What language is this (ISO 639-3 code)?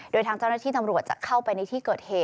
tha